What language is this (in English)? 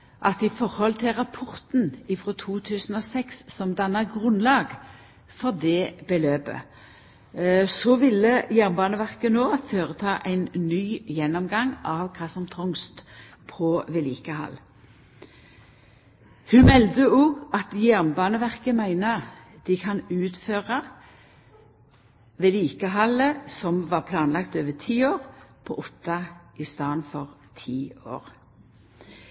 Norwegian Nynorsk